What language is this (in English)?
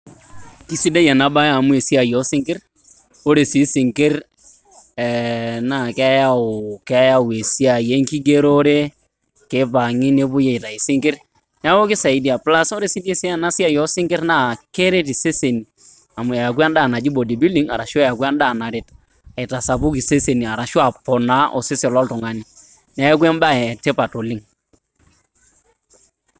Masai